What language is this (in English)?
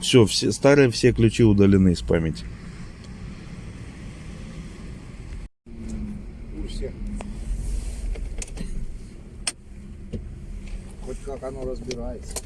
Russian